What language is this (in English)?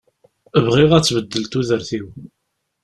Kabyle